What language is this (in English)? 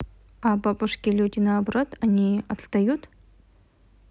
Russian